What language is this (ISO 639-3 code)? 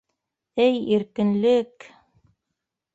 bak